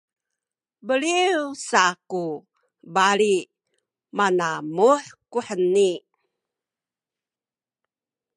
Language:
Sakizaya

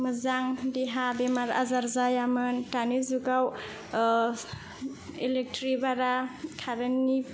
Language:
Bodo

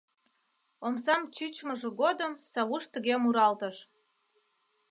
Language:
Mari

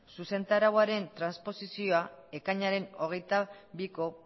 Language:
Basque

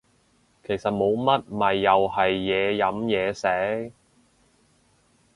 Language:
Cantonese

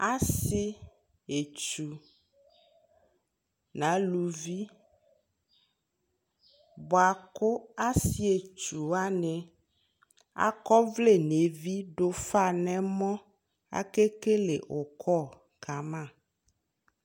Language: Ikposo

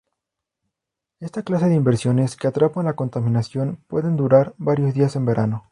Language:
Spanish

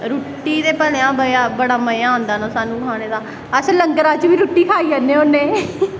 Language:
Dogri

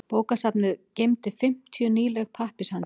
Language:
Icelandic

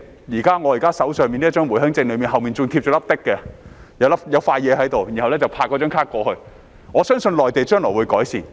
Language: Cantonese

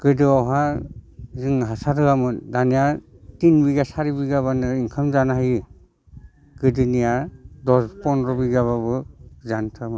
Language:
Bodo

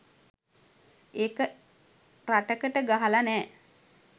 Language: Sinhala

